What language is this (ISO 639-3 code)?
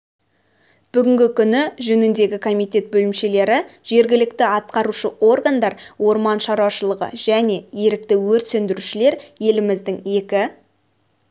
kaz